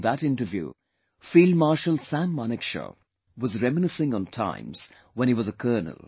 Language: English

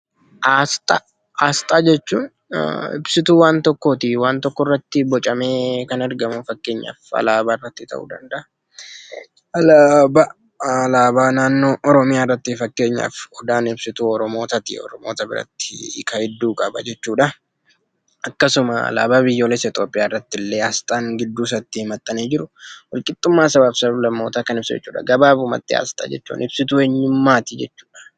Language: Oromo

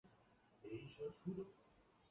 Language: Chinese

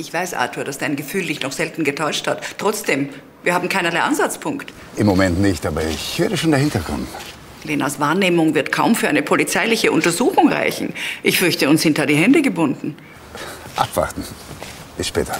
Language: German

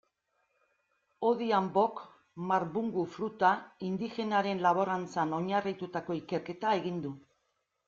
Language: Basque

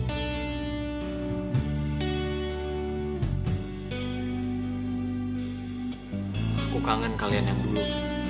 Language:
Indonesian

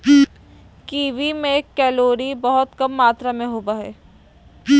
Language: Magahi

